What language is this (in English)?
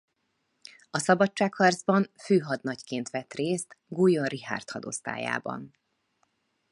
Hungarian